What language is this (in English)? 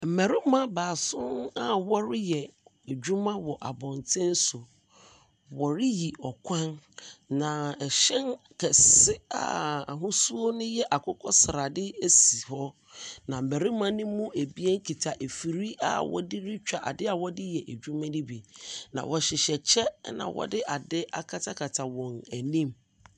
Akan